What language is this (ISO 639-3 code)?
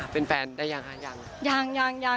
tha